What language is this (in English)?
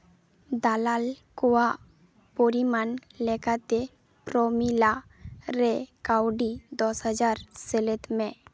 Santali